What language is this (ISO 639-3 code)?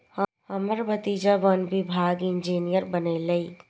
mai